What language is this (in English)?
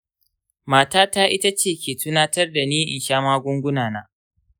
Hausa